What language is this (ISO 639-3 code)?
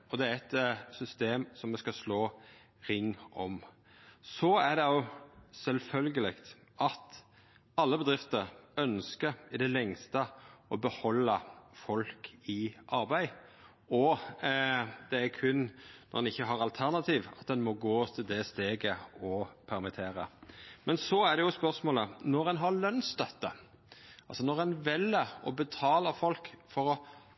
nno